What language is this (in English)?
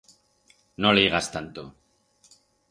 Aragonese